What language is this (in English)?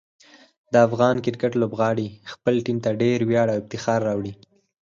Pashto